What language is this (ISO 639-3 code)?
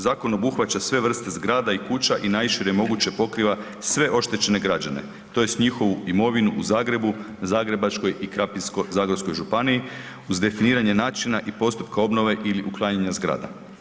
hrv